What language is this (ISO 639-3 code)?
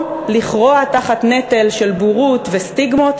heb